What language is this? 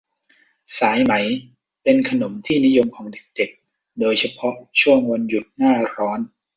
Thai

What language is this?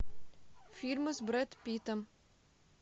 Russian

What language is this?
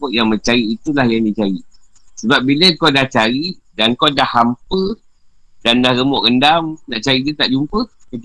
Malay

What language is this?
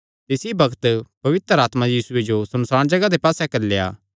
Kangri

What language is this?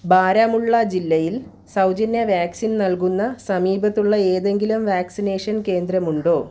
Malayalam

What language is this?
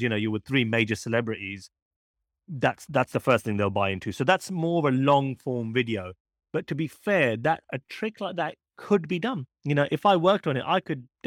English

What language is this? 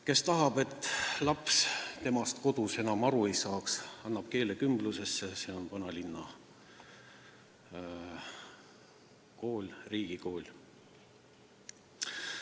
Estonian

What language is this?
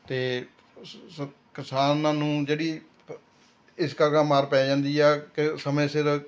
Punjabi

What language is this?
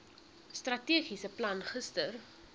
Afrikaans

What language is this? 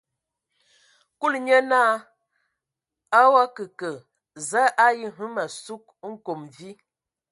Ewondo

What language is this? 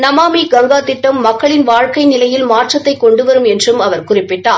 Tamil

